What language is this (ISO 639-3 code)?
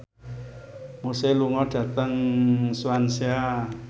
jav